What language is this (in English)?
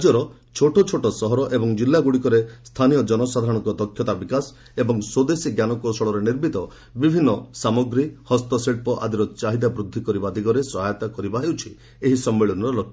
Odia